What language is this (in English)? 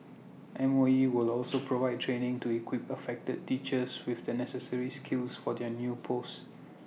English